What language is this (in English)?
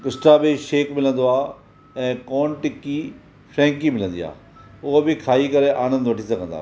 Sindhi